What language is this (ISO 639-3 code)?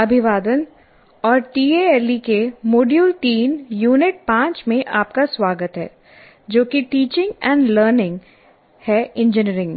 hin